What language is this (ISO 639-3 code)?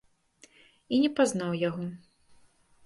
bel